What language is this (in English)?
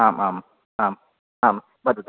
Sanskrit